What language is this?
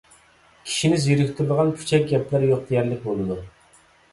Uyghur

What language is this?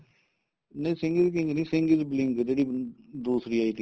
Punjabi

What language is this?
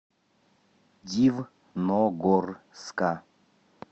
Russian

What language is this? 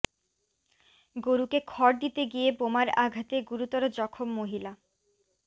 Bangla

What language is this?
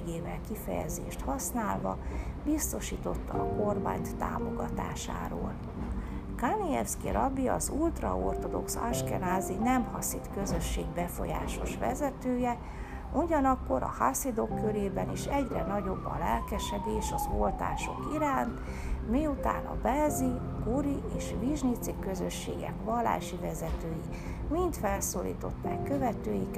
Hungarian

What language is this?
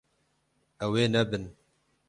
Kurdish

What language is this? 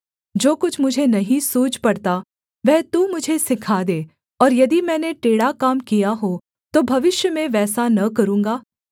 Hindi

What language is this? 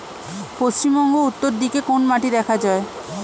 Bangla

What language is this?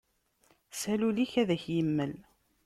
Kabyle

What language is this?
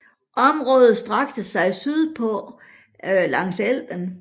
Danish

